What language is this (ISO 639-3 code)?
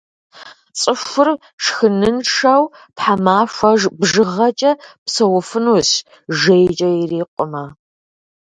kbd